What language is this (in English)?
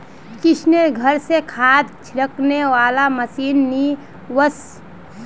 Magahi